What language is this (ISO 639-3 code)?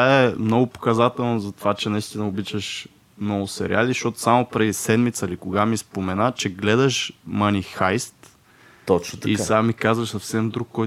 bul